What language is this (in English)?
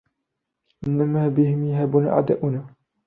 Arabic